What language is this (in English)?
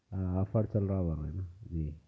Urdu